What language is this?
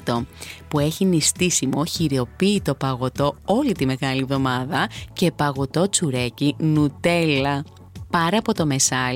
Greek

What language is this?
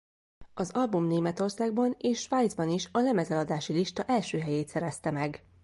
Hungarian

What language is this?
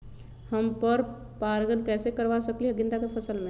Magahi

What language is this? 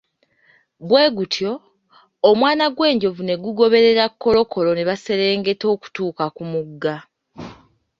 Ganda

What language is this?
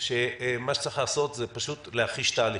Hebrew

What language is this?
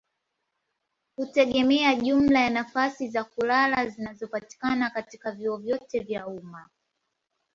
Swahili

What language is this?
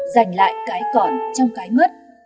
Vietnamese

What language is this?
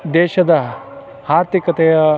Kannada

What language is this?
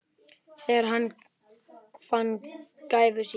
Icelandic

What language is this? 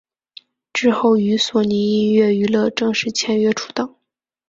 Chinese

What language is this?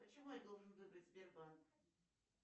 Russian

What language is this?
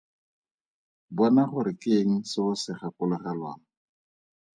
Tswana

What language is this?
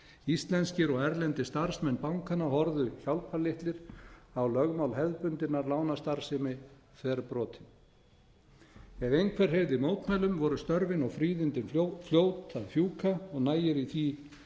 Icelandic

